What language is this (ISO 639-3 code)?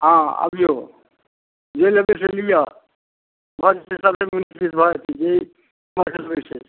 mai